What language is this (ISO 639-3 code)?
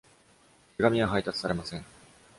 jpn